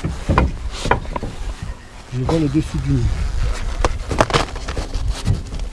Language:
French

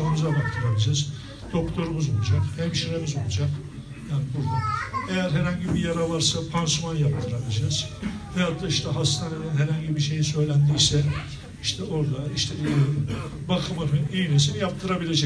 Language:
Turkish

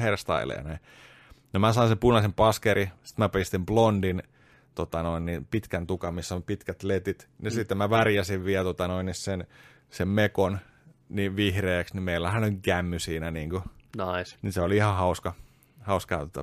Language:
Finnish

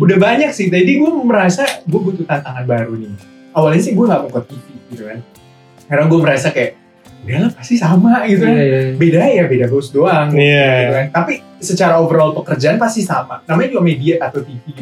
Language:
Indonesian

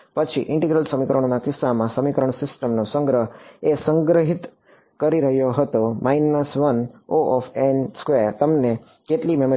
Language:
Gujarati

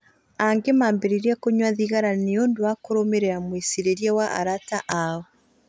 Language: Kikuyu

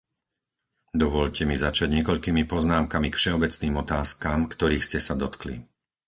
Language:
Slovak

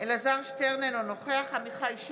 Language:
Hebrew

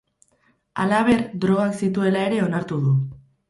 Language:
Basque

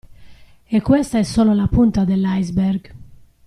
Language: Italian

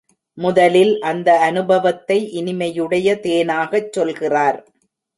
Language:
Tamil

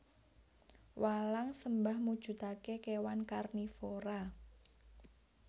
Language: Javanese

